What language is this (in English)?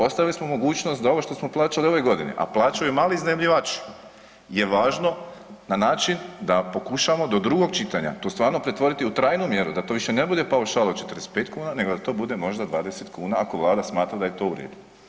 Croatian